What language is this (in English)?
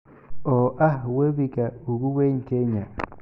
Somali